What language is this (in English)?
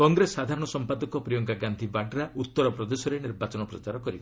Odia